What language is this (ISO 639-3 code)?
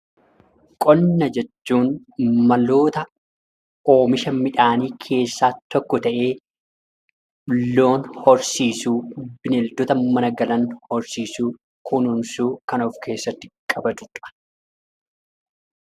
orm